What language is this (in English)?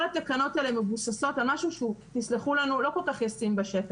Hebrew